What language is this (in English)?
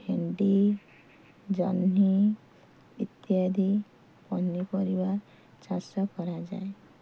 Odia